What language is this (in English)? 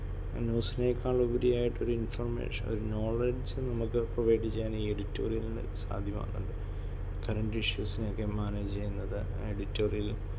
Malayalam